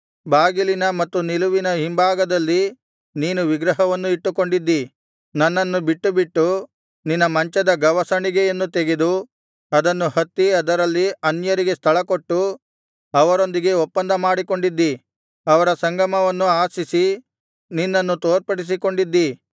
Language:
Kannada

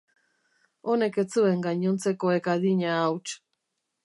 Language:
Basque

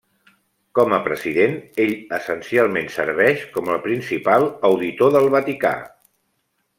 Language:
Catalan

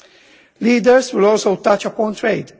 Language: English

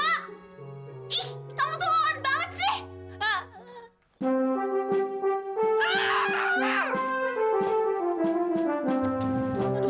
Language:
Indonesian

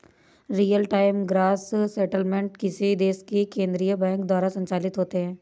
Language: Hindi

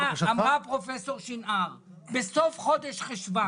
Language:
Hebrew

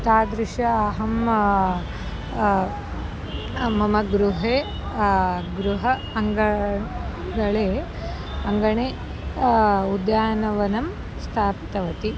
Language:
Sanskrit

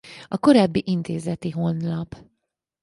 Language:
Hungarian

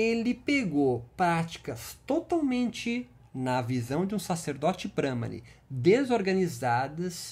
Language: Portuguese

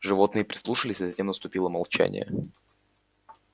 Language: Russian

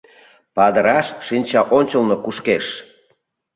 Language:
Mari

